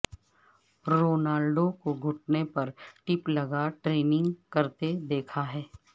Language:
Urdu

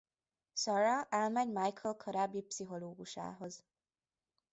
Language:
Hungarian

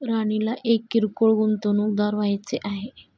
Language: Marathi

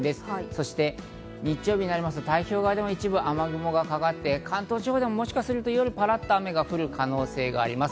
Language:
Japanese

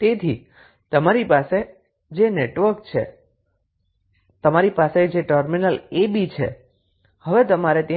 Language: Gujarati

